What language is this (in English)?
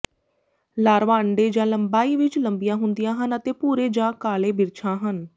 Punjabi